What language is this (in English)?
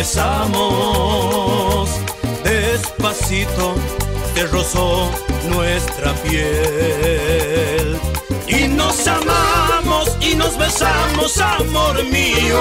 Spanish